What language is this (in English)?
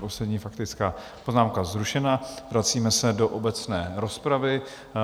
Czech